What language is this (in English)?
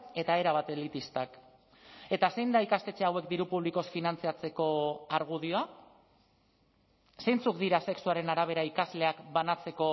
Basque